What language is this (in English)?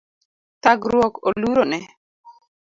Luo (Kenya and Tanzania)